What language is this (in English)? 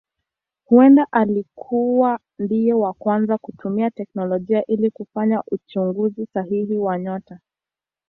Swahili